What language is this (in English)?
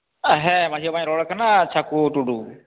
Santali